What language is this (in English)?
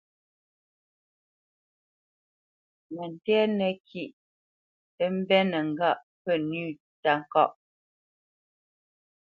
Bamenyam